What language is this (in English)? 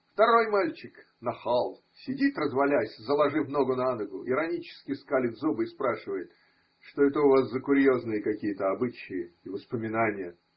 Russian